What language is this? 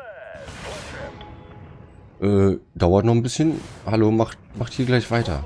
German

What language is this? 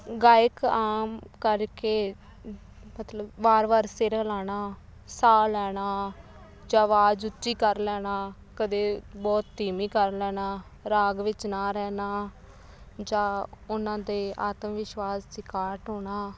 Punjabi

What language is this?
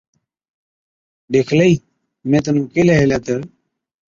Od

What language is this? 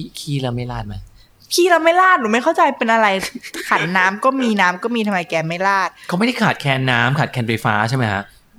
Thai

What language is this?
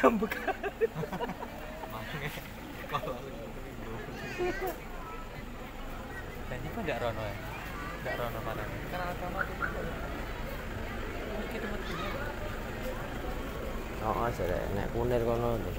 Indonesian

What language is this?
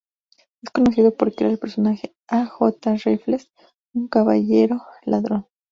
Spanish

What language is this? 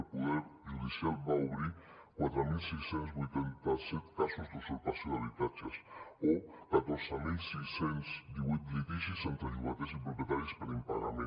Catalan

